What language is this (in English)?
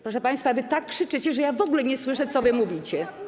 Polish